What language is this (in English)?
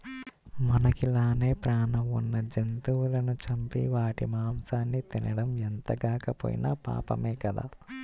Telugu